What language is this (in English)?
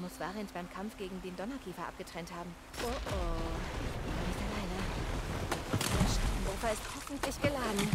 German